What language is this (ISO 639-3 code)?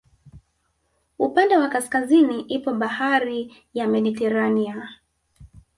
swa